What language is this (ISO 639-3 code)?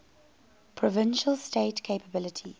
eng